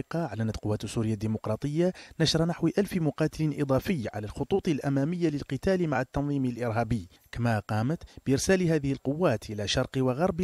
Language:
Arabic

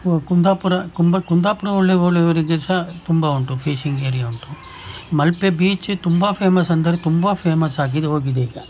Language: Kannada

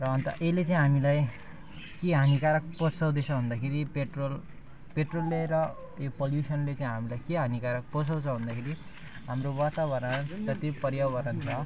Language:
Nepali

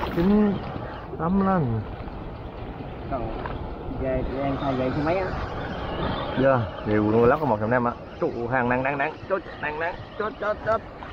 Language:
Vietnamese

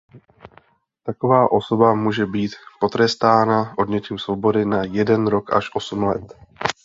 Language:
Czech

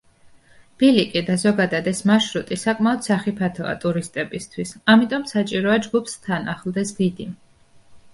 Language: Georgian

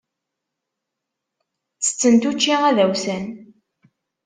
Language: Kabyle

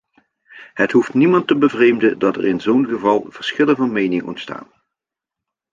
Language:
Dutch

